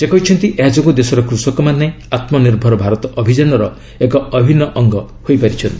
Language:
Odia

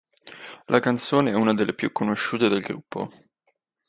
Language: Italian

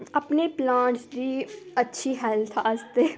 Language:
Dogri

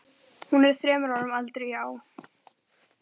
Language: Icelandic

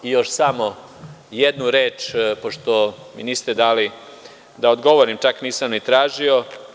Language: Serbian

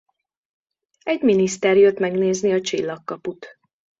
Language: Hungarian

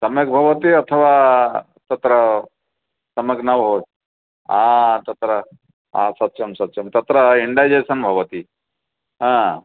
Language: Sanskrit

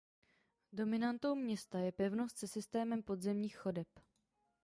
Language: Czech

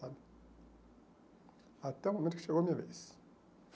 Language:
Portuguese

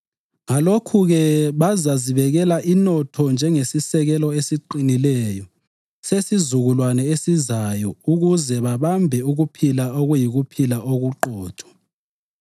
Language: North Ndebele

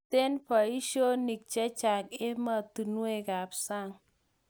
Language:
Kalenjin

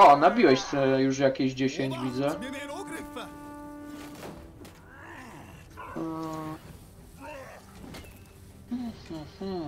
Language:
Polish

